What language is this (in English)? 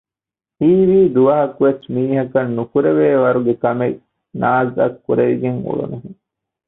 Divehi